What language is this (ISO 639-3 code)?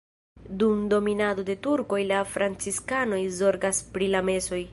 epo